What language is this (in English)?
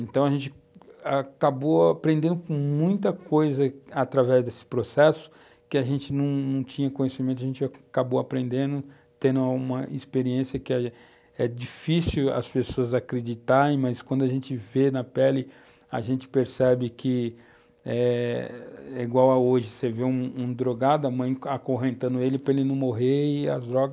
Portuguese